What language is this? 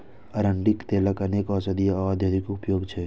Maithili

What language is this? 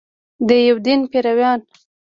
Pashto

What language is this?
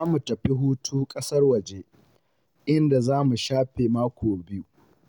Hausa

